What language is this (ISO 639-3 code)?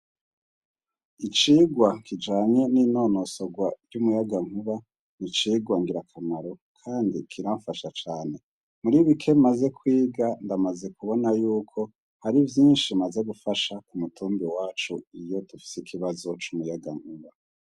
run